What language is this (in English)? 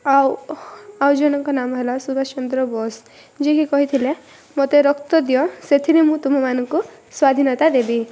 Odia